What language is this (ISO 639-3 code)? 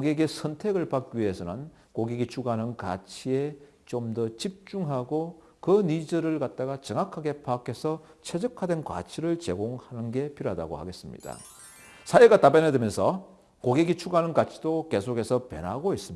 kor